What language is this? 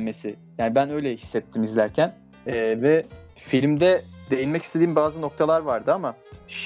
Turkish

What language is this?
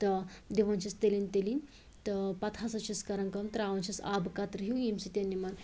Kashmiri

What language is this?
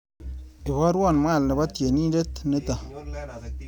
Kalenjin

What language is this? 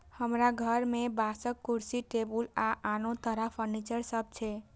Maithili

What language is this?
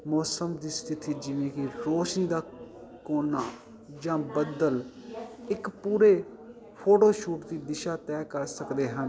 Punjabi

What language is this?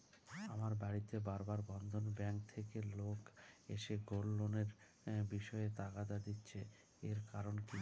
Bangla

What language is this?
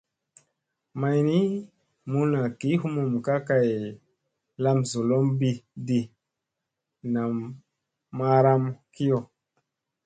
Musey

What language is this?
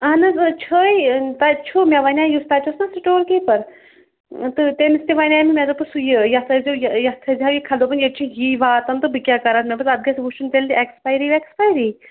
Kashmiri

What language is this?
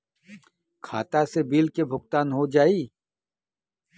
Bhojpuri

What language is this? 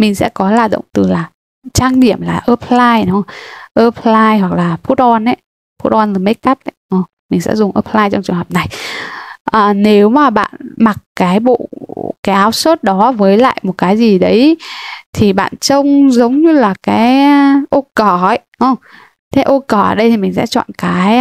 Vietnamese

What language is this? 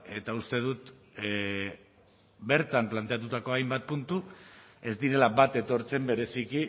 Basque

